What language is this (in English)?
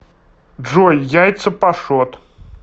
Russian